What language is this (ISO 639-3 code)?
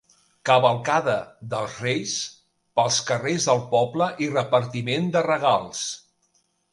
cat